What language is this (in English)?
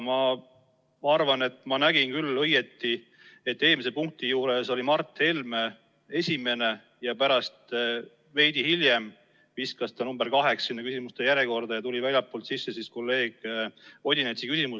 Estonian